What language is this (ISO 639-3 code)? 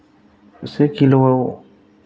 brx